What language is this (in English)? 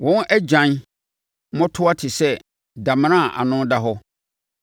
Akan